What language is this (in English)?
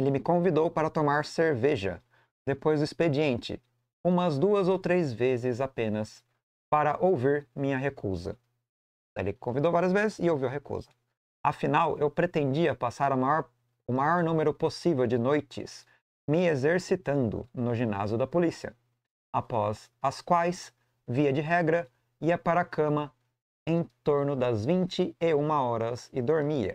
Portuguese